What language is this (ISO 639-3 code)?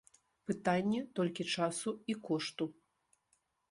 bel